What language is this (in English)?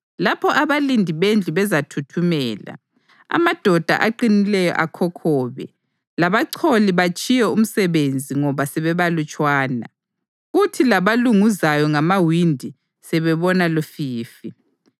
North Ndebele